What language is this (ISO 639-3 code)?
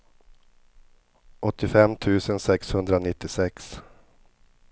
swe